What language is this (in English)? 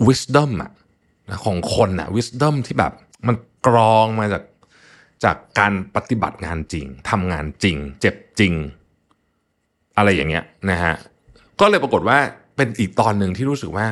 Thai